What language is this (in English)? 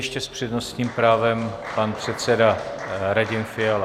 Czech